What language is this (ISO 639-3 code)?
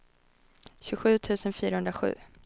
swe